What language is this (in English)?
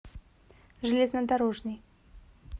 Russian